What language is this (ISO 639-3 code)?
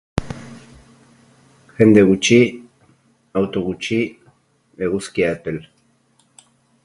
eus